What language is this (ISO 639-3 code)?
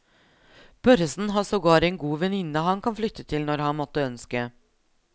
nor